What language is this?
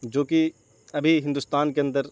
Urdu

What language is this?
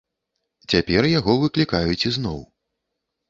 Belarusian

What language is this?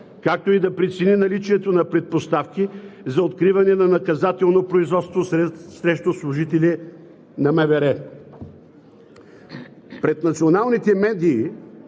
Bulgarian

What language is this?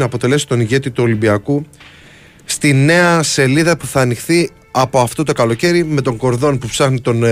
Greek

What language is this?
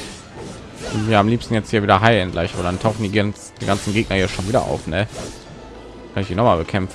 German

